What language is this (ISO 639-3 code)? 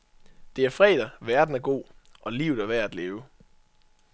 dan